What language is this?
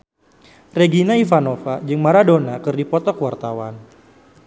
Sundanese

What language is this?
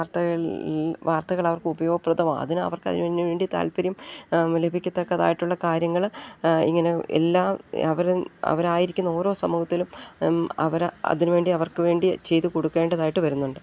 Malayalam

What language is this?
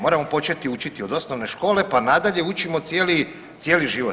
Croatian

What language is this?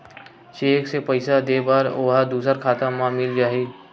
Chhattisgarhi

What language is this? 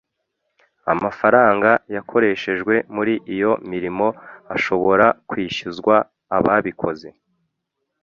Kinyarwanda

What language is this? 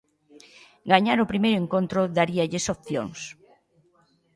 Galician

